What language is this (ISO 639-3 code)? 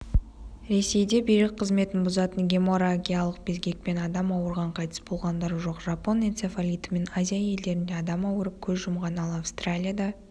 kaz